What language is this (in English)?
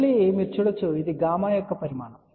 Telugu